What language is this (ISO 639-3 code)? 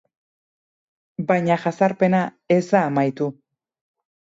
eus